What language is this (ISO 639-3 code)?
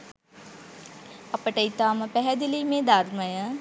sin